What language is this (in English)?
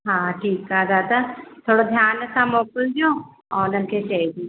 Sindhi